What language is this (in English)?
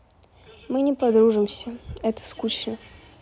Russian